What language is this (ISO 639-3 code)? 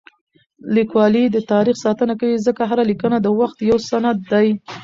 pus